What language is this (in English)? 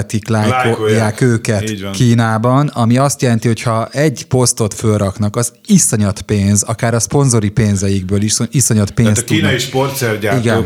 Hungarian